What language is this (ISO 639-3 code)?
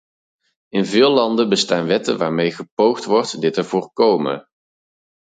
nld